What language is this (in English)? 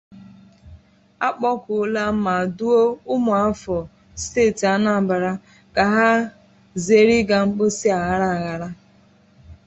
Igbo